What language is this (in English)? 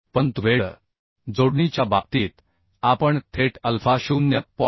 Marathi